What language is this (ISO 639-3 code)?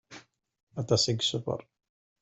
kab